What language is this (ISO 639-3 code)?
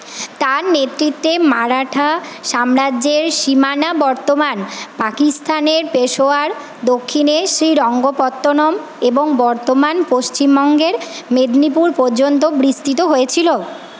ben